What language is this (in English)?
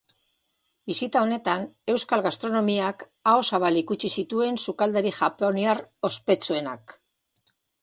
Basque